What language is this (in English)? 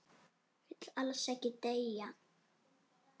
Icelandic